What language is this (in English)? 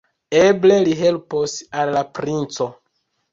Esperanto